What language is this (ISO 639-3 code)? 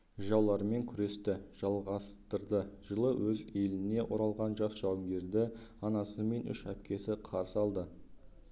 kaz